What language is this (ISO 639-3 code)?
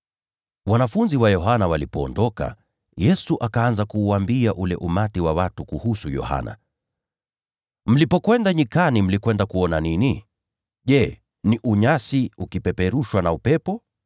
swa